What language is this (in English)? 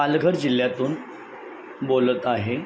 Marathi